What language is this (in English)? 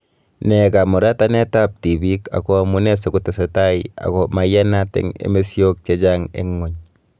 Kalenjin